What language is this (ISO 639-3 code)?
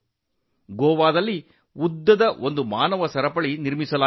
kan